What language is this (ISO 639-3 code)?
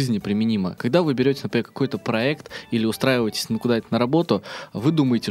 rus